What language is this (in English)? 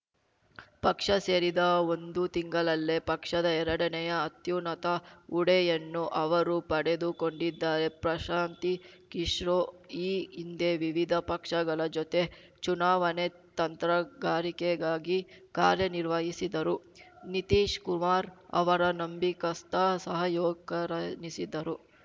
Kannada